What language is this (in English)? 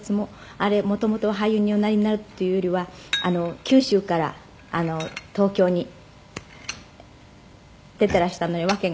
Japanese